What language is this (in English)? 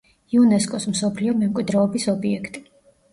Georgian